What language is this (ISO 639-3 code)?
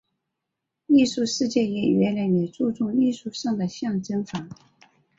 zho